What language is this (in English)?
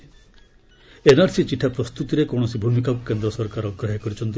Odia